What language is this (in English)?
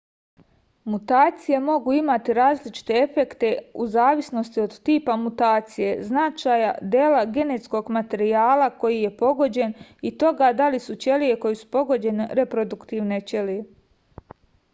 Serbian